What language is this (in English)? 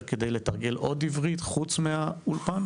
Hebrew